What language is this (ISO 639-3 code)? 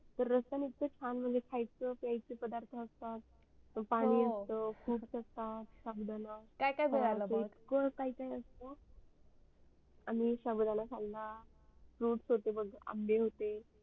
mar